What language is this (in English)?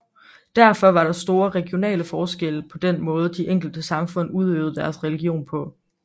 Danish